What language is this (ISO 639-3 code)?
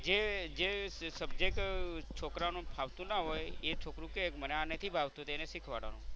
guj